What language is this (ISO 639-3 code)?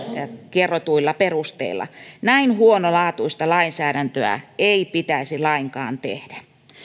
fin